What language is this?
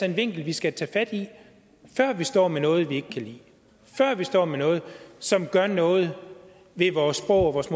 Danish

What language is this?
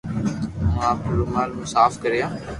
Loarki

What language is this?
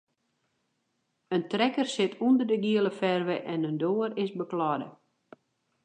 Western Frisian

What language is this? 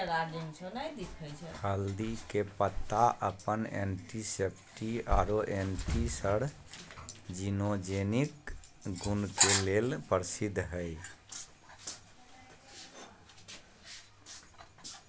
Magahi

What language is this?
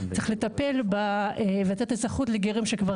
Hebrew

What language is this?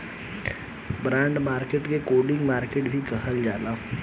Bhojpuri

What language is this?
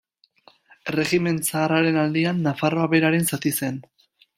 Basque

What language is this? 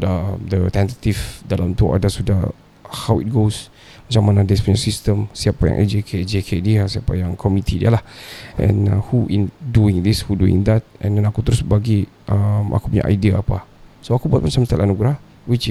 Malay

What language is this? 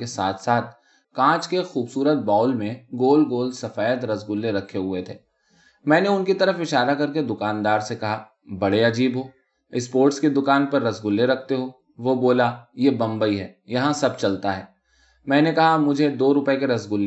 Urdu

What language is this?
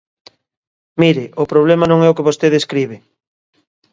Galician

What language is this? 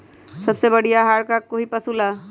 Magahi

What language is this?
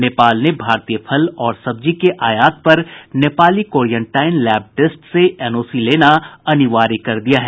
Hindi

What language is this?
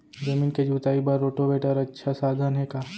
Chhattisgarhi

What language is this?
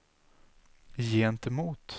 Swedish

